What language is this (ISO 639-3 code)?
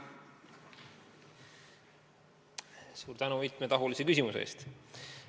est